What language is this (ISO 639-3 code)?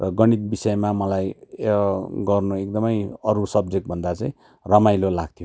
nep